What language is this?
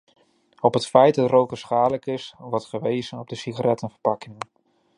Dutch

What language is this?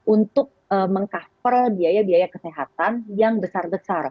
Indonesian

